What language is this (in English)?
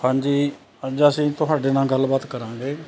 Punjabi